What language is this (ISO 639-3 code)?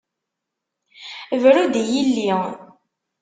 kab